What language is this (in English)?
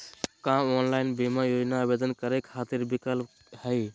Magahi